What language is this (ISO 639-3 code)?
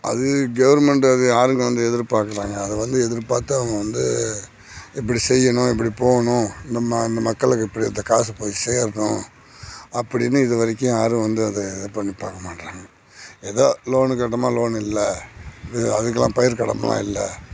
tam